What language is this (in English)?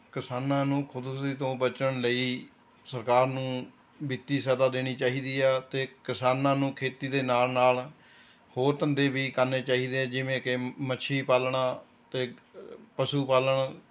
Punjabi